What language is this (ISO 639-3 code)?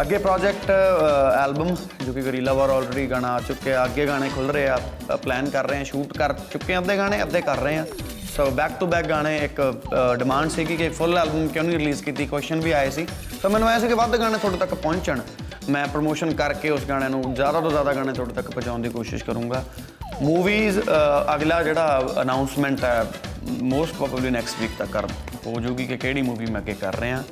pan